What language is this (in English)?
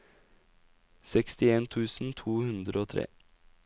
Norwegian